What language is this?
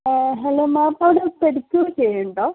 Malayalam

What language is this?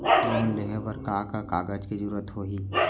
Chhattisgarhi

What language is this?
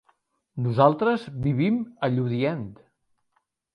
Catalan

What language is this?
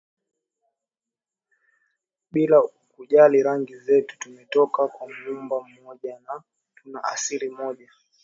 Swahili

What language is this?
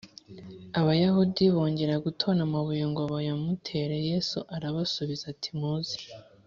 Kinyarwanda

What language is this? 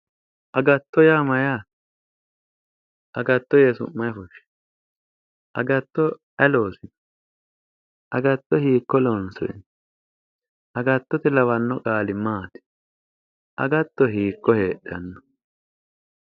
Sidamo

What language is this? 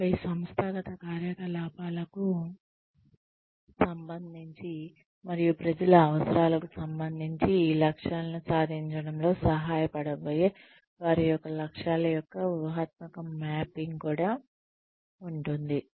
Telugu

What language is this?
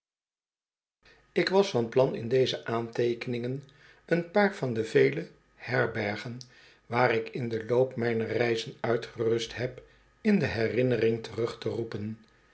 Dutch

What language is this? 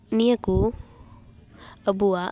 Santali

